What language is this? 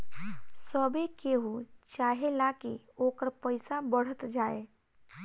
Bhojpuri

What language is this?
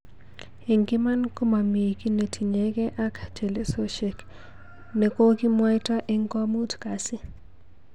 Kalenjin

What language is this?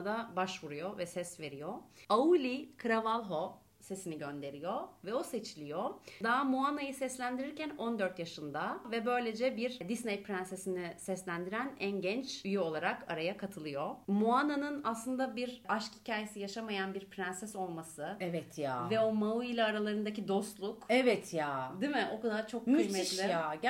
Turkish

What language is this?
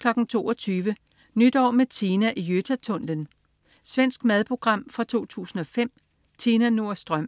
Danish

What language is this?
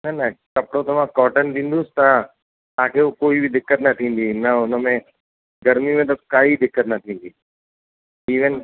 Sindhi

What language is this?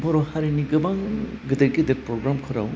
Bodo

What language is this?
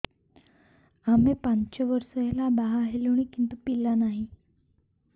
Odia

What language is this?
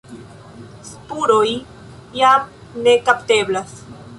Esperanto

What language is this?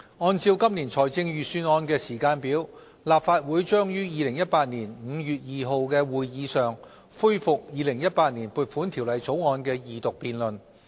Cantonese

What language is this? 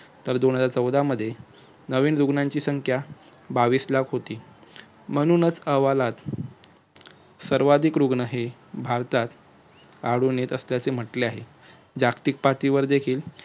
Marathi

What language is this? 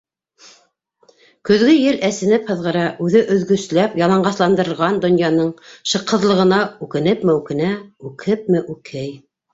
Bashkir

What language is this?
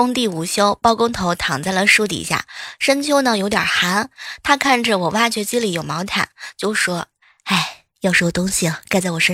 Chinese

